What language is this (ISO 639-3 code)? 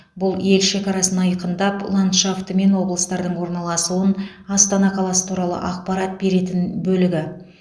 kaz